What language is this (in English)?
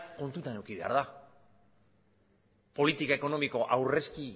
Basque